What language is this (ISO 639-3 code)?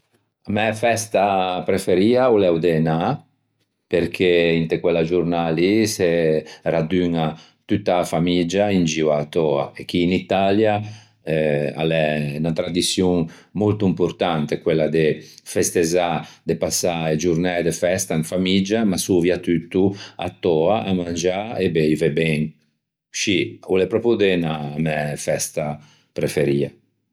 lij